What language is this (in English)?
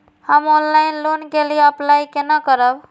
Maithili